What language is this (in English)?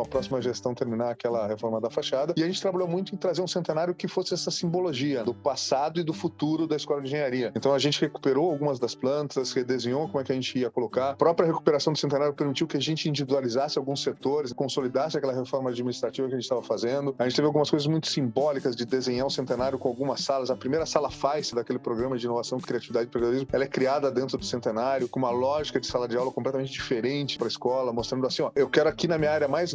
Portuguese